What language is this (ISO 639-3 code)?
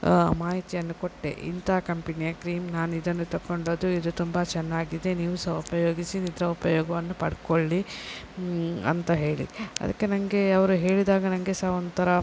kan